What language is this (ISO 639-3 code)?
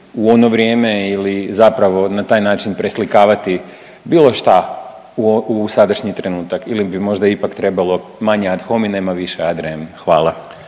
hrv